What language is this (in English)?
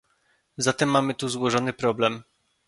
Polish